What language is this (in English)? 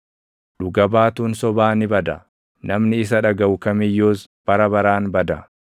Oromo